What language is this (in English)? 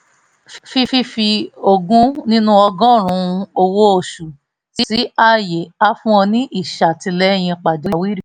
Yoruba